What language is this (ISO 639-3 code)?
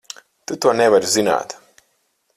lav